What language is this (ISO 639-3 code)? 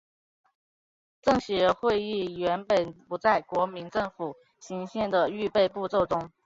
zho